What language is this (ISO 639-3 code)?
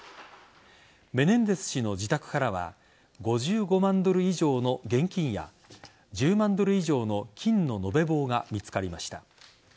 jpn